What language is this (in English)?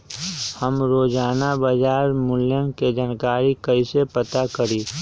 Magahi